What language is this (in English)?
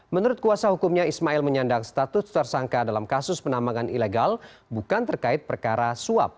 Indonesian